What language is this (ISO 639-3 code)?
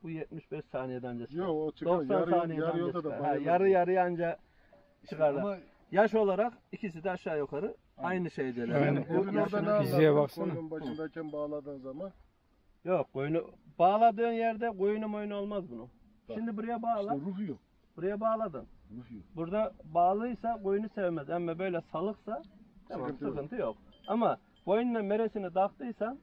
tur